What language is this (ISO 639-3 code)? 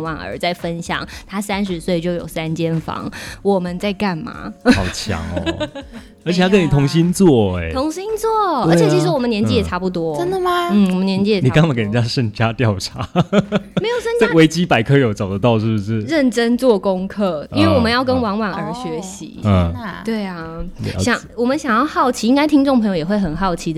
zho